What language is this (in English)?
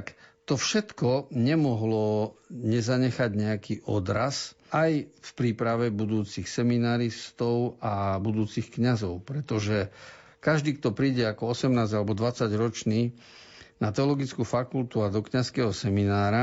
Slovak